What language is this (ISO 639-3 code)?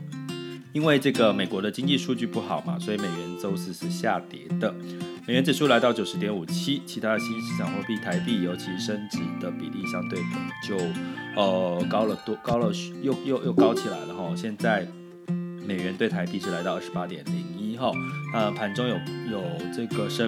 zho